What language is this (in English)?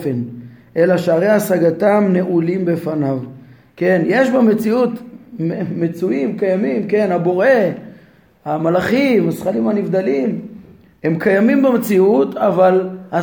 Hebrew